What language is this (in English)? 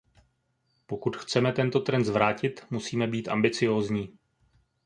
Czech